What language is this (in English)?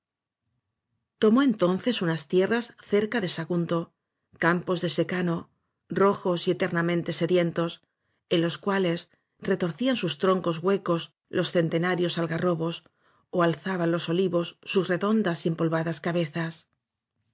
Spanish